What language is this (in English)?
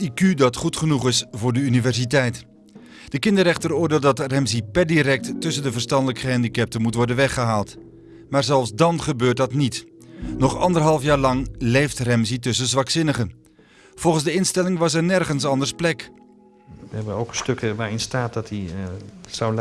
Dutch